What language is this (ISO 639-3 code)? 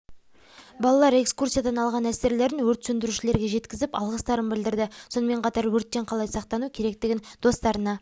kaz